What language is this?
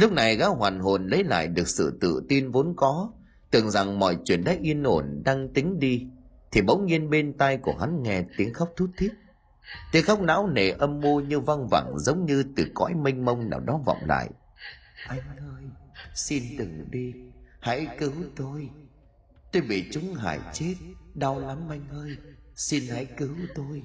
Vietnamese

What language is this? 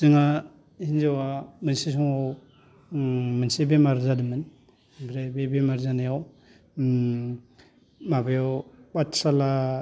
Bodo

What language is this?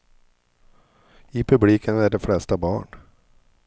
Swedish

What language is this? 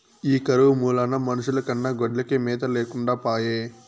Telugu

